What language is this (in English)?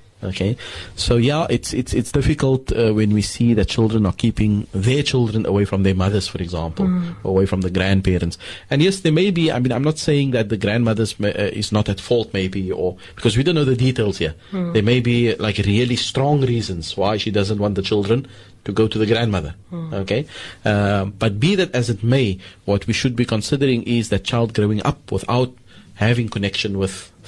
English